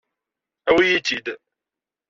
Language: Kabyle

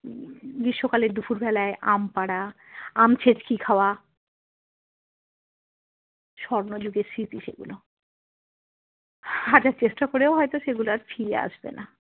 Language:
Bangla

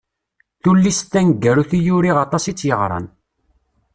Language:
Kabyle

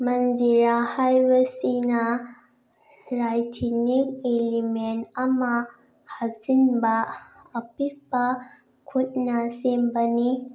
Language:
Manipuri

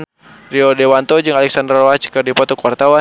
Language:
Sundanese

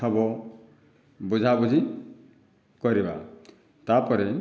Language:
Odia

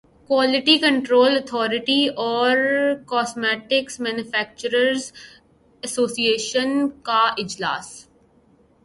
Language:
Urdu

